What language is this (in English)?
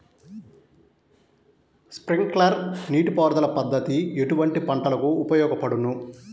Telugu